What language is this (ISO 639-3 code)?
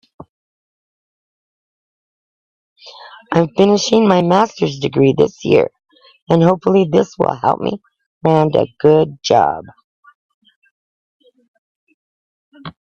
eng